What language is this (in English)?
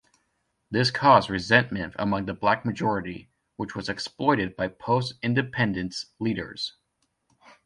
English